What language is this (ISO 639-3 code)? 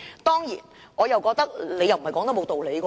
yue